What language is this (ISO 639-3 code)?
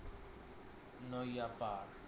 ben